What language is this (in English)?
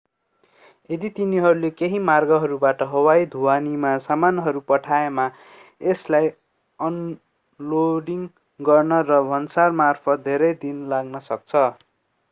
Nepali